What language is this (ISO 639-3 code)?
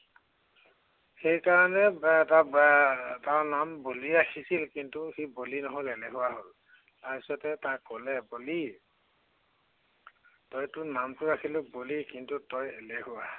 asm